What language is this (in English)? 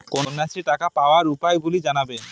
Bangla